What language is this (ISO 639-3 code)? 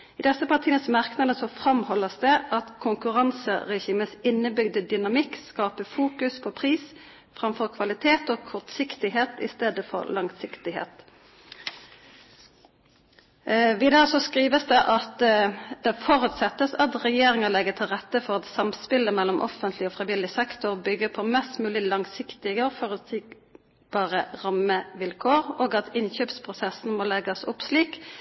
nob